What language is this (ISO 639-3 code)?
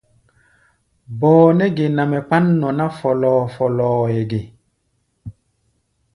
gba